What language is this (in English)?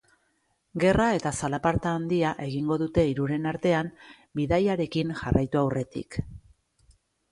Basque